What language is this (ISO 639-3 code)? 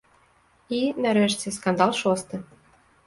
bel